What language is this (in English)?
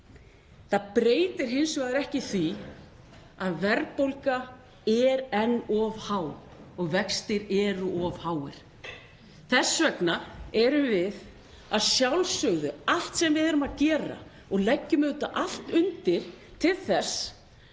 Icelandic